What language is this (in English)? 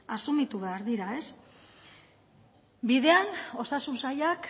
Basque